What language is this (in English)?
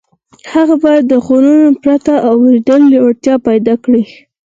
Pashto